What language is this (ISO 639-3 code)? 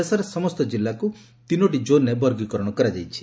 ori